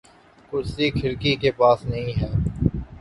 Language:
Urdu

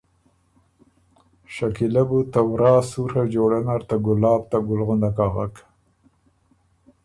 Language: Ormuri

